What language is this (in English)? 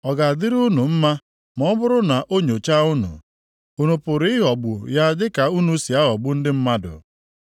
Igbo